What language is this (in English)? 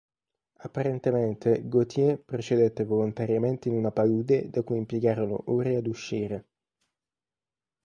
Italian